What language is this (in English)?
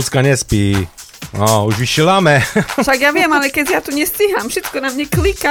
Slovak